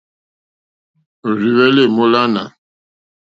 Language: Mokpwe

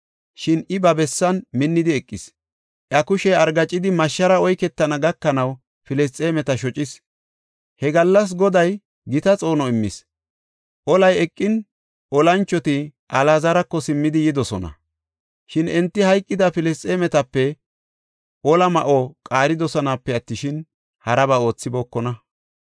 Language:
Gofa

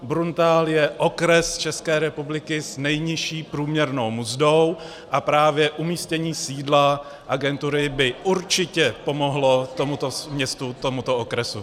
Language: Czech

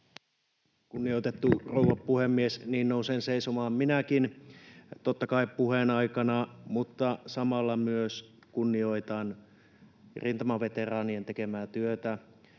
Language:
Finnish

